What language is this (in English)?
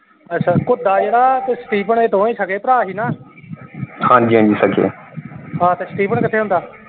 Punjabi